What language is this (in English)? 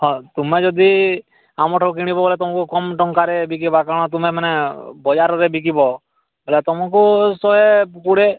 Odia